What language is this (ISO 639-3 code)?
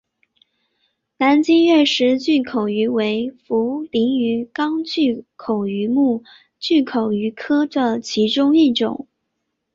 zho